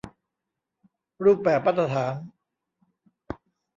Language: Thai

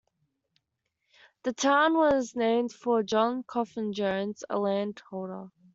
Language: English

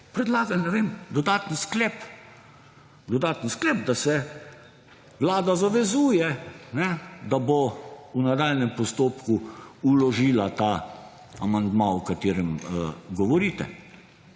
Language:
Slovenian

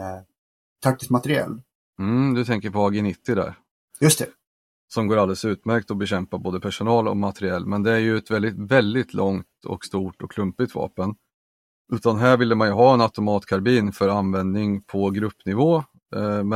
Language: Swedish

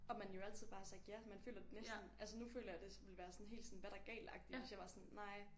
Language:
Danish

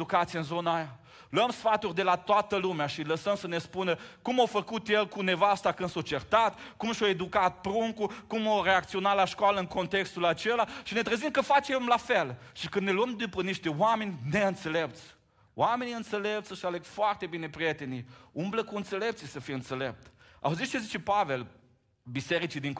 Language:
Romanian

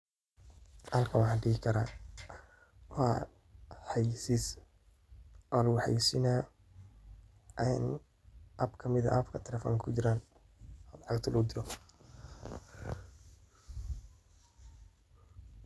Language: Somali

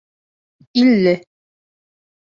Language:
Bashkir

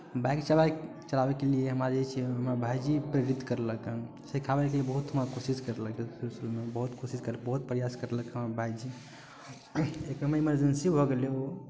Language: Maithili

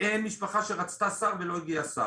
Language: Hebrew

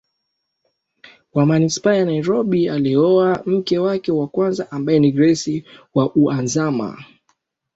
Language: Swahili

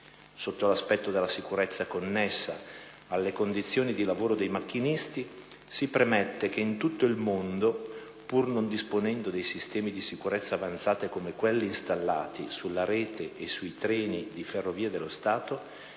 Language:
Italian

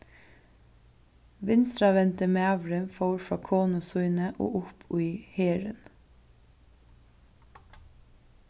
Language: Faroese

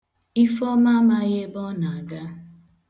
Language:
Igbo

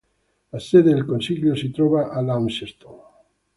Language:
Italian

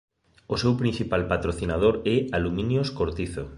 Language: Galician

